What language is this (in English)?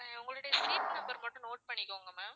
Tamil